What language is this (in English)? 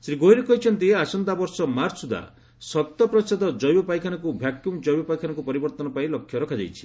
Odia